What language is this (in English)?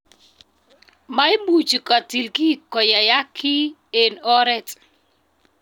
Kalenjin